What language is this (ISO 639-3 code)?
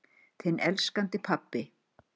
isl